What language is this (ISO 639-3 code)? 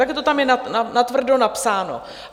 ces